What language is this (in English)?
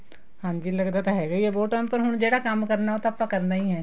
Punjabi